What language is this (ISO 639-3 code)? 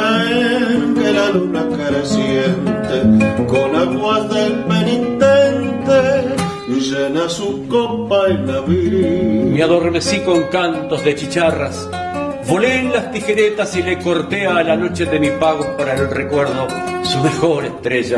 spa